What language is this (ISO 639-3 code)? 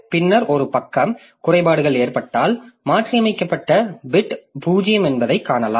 tam